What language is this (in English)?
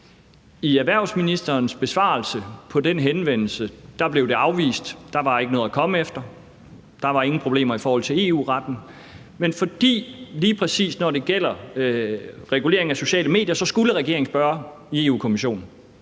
Danish